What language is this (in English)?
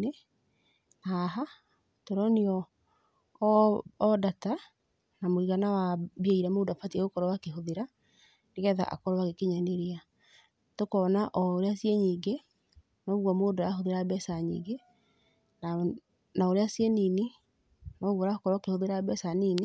Kikuyu